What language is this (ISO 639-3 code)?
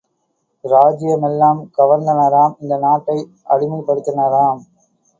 tam